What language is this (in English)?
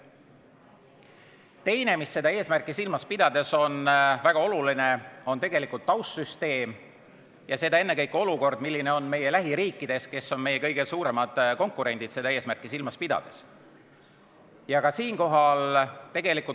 Estonian